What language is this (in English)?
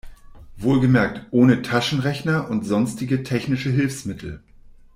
German